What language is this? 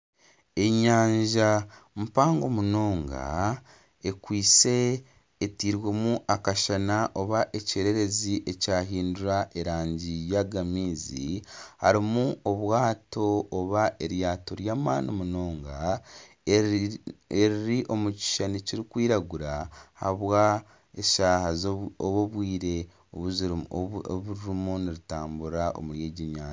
Nyankole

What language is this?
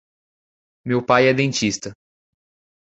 Portuguese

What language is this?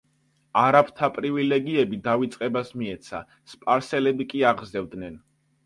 Georgian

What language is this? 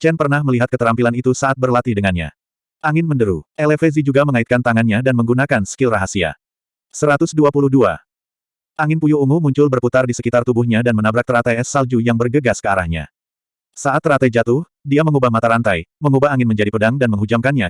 Indonesian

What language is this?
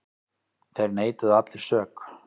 Icelandic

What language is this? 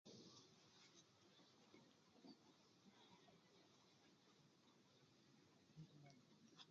Nubi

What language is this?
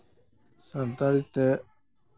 Santali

